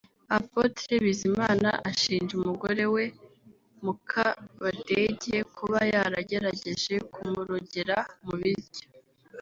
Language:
Kinyarwanda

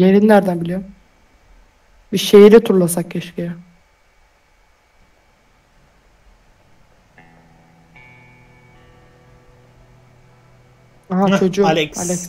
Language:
Turkish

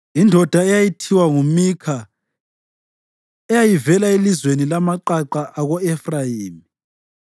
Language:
North Ndebele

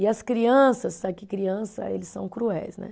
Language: Portuguese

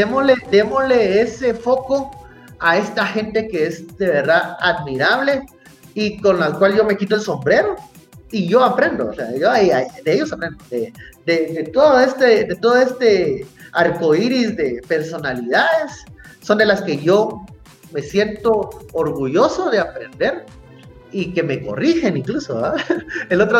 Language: Spanish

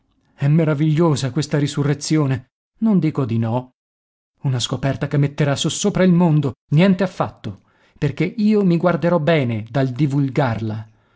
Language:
Italian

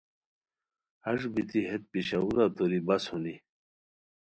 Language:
Khowar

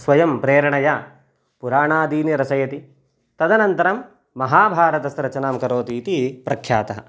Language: Sanskrit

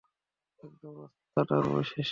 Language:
Bangla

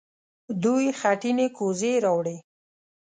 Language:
Pashto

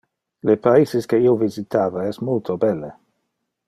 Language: Interlingua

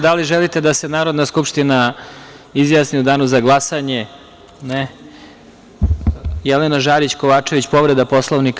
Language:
Serbian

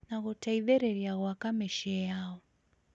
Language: Kikuyu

